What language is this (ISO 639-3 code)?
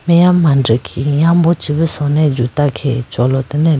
clk